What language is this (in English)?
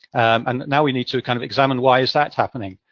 English